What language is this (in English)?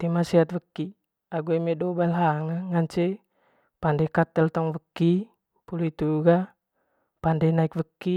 Manggarai